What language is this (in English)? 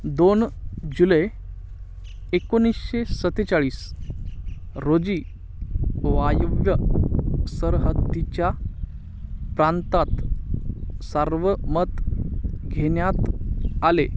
Marathi